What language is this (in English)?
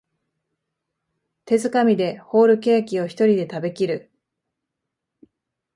Japanese